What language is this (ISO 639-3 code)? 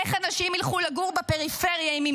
heb